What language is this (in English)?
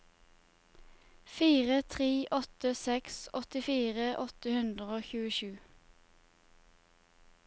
Norwegian